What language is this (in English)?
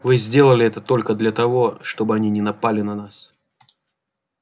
Russian